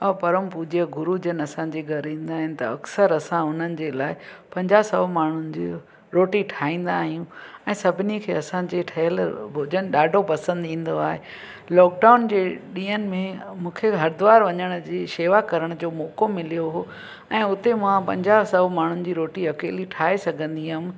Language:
Sindhi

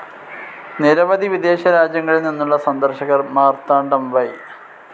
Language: Malayalam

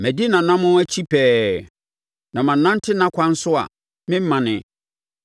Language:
Akan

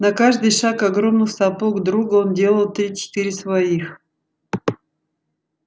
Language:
Russian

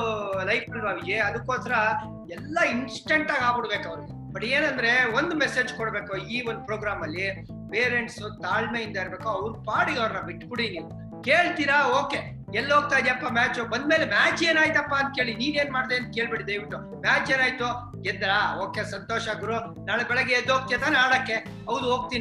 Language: Kannada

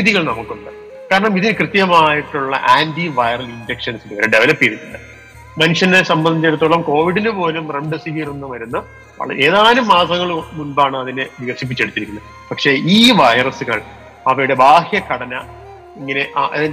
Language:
Malayalam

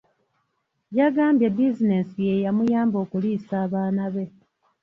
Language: Ganda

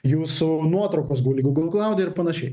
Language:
Lithuanian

